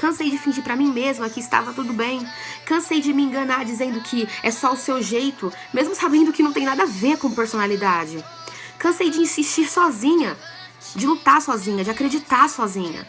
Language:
Portuguese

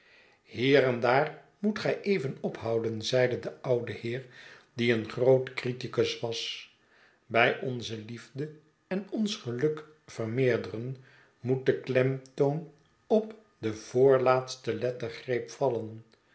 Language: Dutch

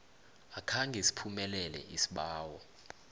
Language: South Ndebele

